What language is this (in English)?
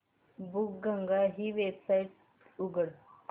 Marathi